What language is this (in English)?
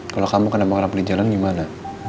Indonesian